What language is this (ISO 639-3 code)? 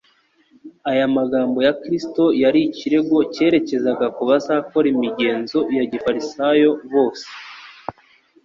kin